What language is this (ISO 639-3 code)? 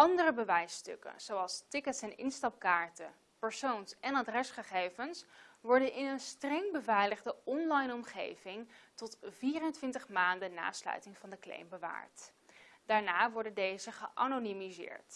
nld